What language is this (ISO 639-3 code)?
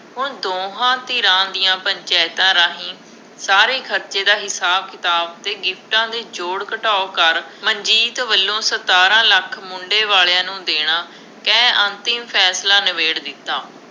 pan